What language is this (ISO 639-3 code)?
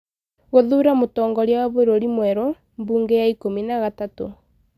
kik